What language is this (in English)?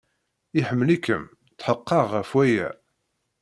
Kabyle